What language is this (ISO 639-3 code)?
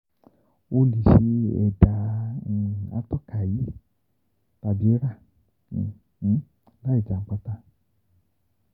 yor